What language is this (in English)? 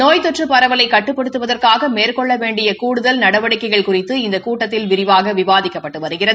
Tamil